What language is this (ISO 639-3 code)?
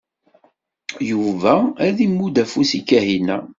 kab